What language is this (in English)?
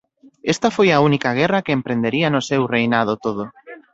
Galician